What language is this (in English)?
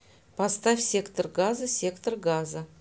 Russian